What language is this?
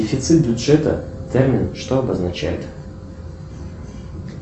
Russian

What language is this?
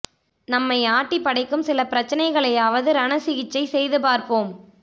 Tamil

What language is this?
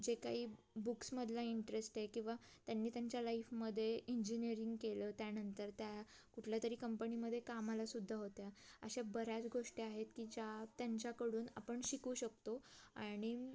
Marathi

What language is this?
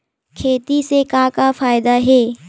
Chhattisgarhi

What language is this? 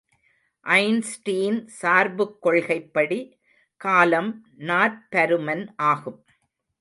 Tamil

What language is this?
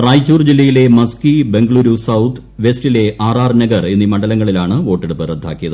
Malayalam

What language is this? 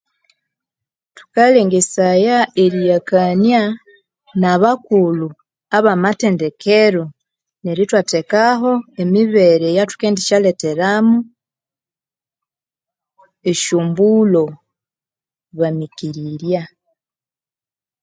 Konzo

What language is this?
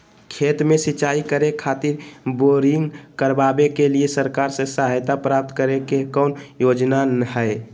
Magahi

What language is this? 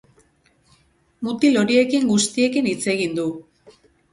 Basque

